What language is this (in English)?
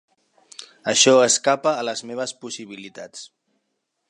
Catalan